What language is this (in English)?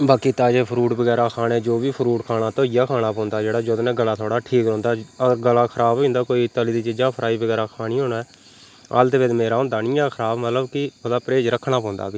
Dogri